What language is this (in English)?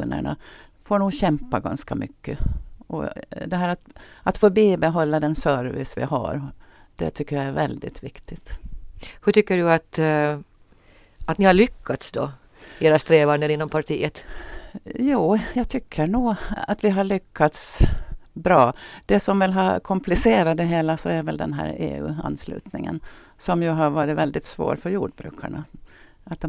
Swedish